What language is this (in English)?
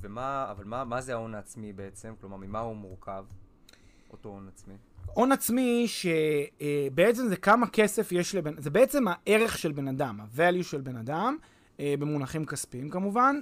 Hebrew